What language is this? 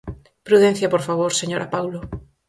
Galician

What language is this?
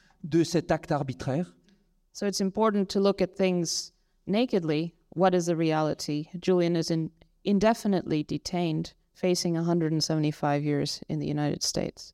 French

